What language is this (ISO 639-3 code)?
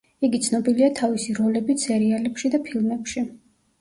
kat